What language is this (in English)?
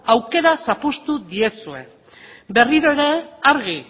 Basque